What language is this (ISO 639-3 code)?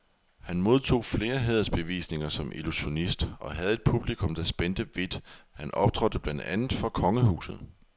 dan